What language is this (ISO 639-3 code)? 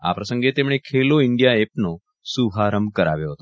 guj